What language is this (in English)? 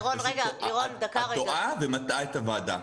Hebrew